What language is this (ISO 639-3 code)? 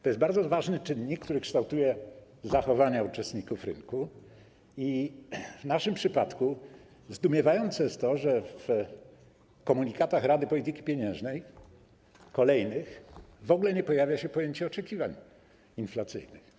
pol